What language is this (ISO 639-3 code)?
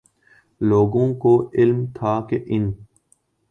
urd